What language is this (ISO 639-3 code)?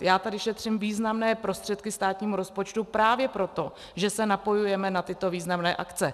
ces